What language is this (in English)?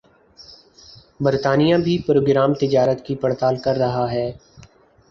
Urdu